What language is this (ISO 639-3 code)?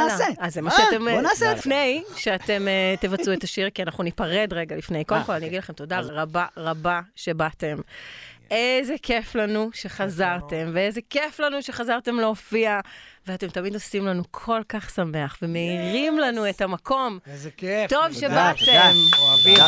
heb